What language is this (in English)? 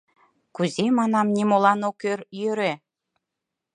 Mari